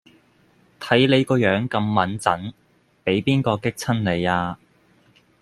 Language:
Cantonese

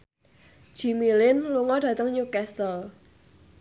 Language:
Javanese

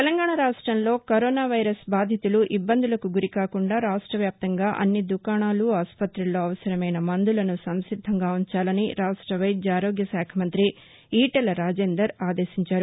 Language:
Telugu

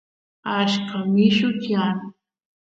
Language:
Santiago del Estero Quichua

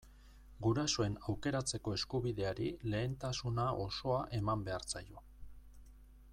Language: Basque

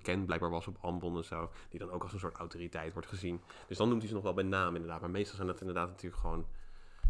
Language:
Dutch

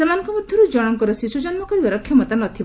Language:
Odia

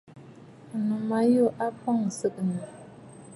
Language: Bafut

